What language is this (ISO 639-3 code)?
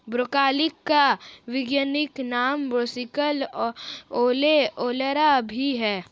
hin